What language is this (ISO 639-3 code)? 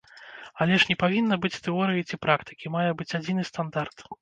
bel